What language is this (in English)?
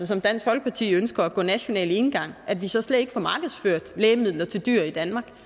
Danish